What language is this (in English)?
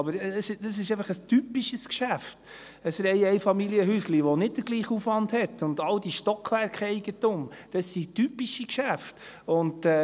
Swiss German